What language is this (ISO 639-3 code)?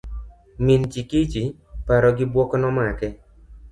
luo